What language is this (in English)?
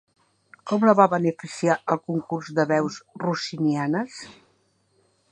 Catalan